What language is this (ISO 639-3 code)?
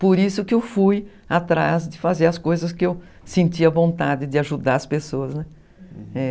por